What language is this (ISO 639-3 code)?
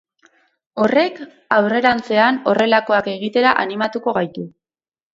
eus